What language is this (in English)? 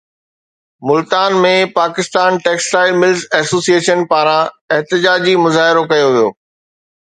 Sindhi